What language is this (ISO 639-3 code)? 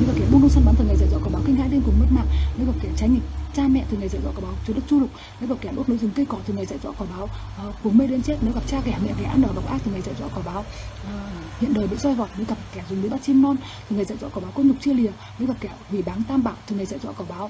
vie